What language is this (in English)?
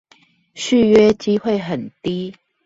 Chinese